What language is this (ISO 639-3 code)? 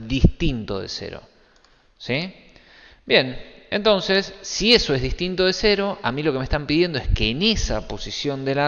spa